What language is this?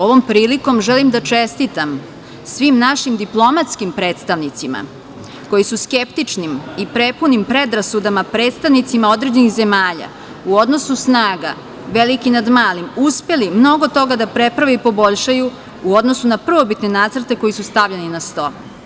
Serbian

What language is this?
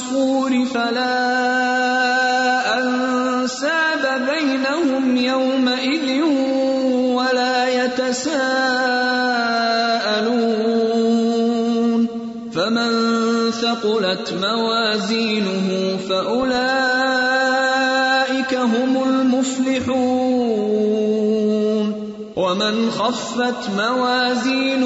Urdu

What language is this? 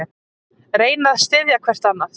Icelandic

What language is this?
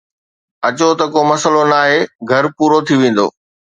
Sindhi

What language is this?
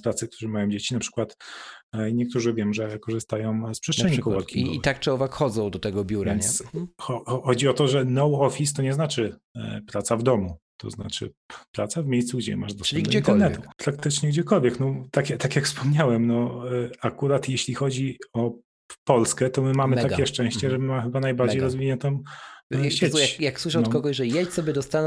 Polish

